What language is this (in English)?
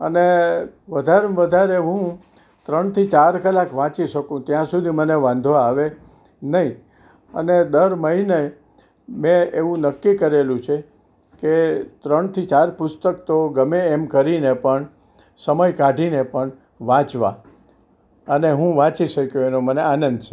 Gujarati